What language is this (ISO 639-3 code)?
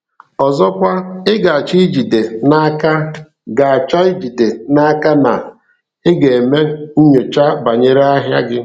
ibo